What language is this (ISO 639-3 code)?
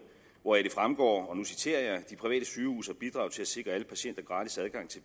dan